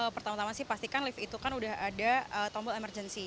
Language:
Indonesian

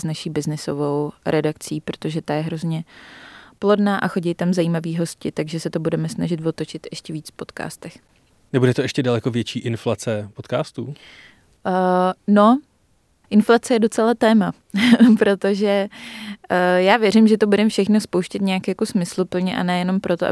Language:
Czech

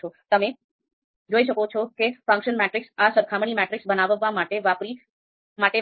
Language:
Gujarati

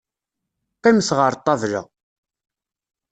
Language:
Kabyle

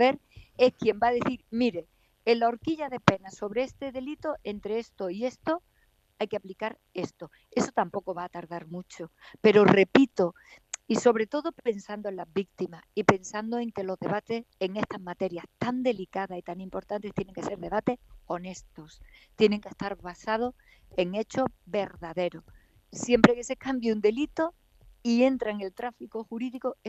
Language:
Spanish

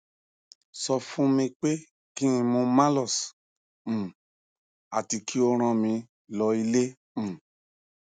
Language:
Yoruba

